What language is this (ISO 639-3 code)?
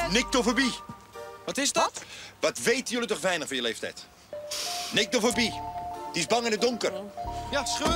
nld